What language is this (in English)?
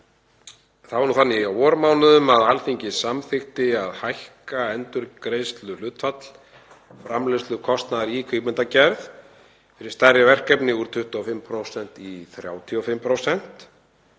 Icelandic